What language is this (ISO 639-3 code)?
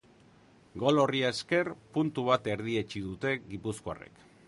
eus